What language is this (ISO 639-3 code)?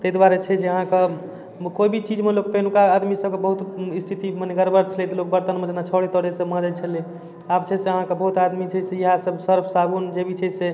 mai